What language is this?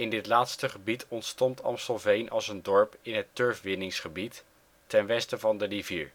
Dutch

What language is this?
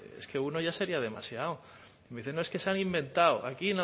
Spanish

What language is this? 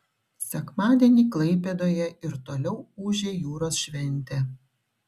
Lithuanian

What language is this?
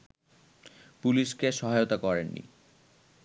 Bangla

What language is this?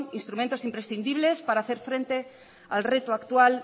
Spanish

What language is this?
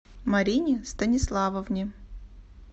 Russian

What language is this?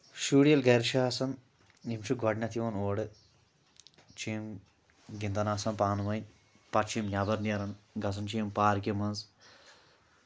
Kashmiri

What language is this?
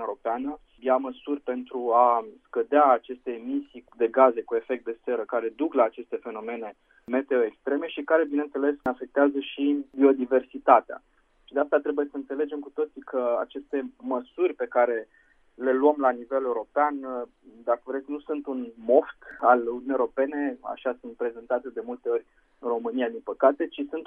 Romanian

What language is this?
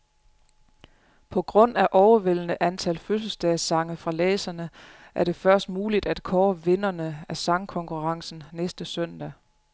Danish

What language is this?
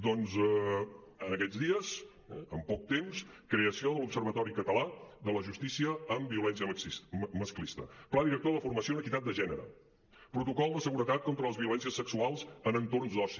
Catalan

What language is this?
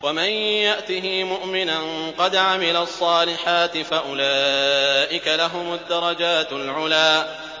Arabic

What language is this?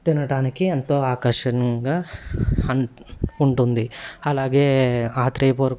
Telugu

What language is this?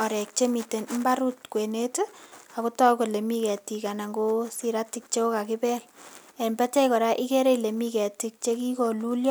Kalenjin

